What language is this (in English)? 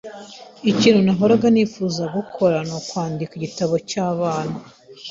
Kinyarwanda